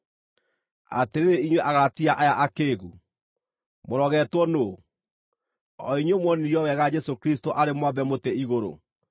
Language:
Kikuyu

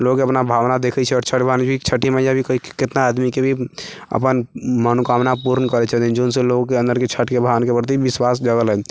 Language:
Maithili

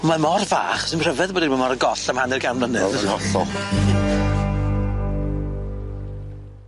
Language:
Welsh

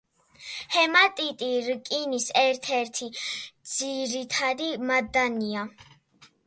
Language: Georgian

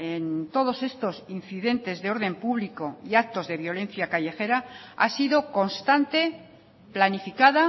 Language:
Spanish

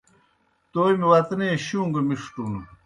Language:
Kohistani Shina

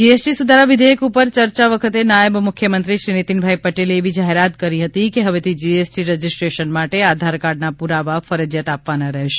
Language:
Gujarati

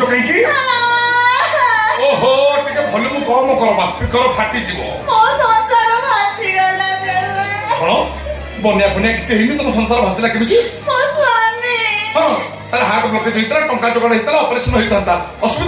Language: Odia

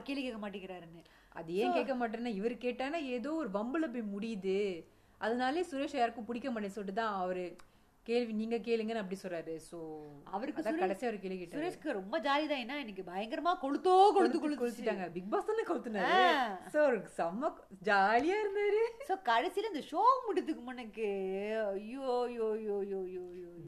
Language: Tamil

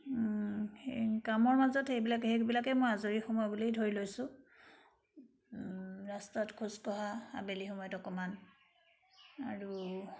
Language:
Assamese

